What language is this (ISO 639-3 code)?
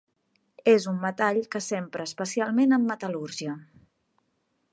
cat